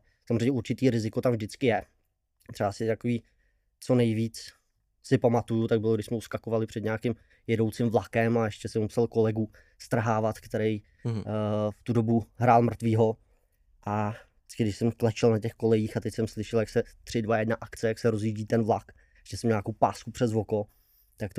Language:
Czech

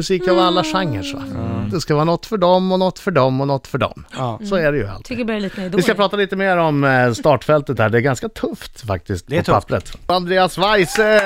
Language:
Swedish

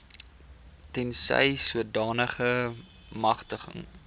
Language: Afrikaans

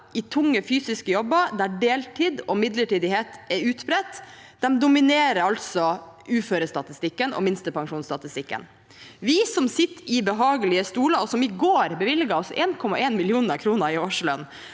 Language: Norwegian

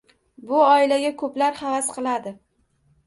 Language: Uzbek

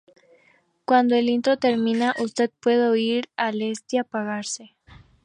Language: Spanish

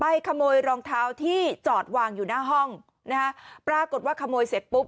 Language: Thai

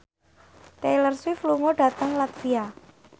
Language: Javanese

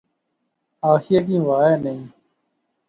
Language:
Pahari-Potwari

